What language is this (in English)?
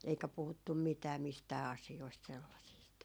Finnish